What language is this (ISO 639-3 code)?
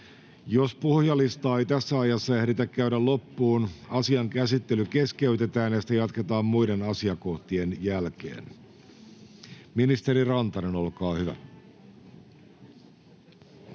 fin